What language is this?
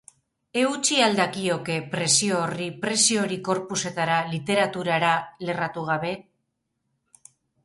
Basque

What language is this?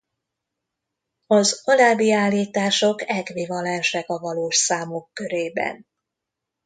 Hungarian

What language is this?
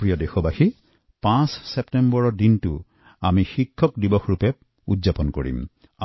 Assamese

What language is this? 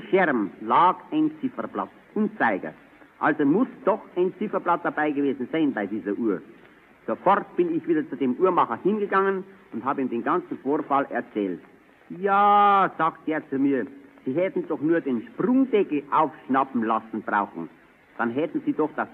German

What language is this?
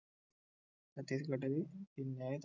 Malayalam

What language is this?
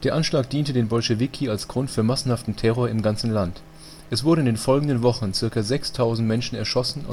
German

